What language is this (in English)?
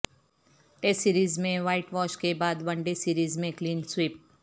Urdu